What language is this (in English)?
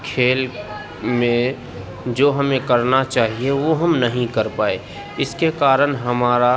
Urdu